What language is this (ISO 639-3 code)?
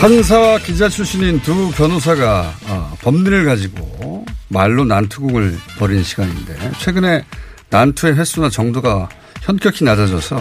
kor